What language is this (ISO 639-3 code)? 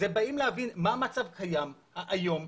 heb